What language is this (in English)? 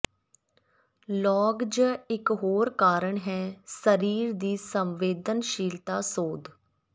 Punjabi